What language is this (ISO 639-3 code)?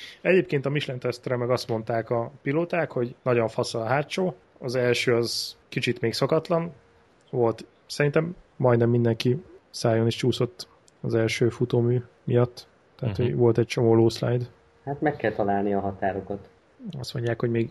hun